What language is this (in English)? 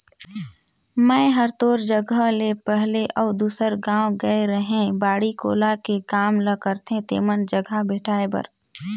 Chhattisgarhi